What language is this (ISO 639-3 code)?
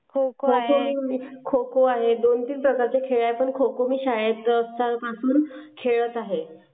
mar